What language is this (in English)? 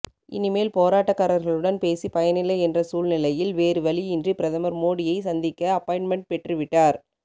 Tamil